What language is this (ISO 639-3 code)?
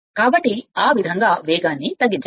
tel